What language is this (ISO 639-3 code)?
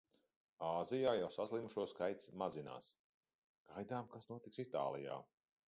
lav